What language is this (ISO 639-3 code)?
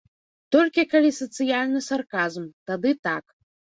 bel